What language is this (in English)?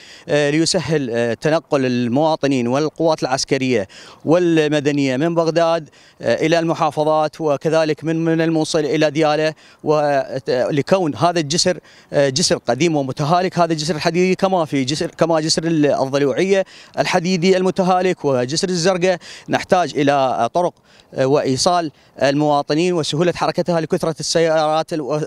Arabic